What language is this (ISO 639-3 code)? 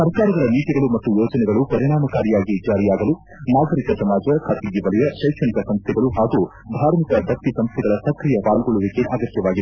kan